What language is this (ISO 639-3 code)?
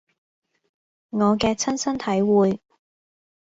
yue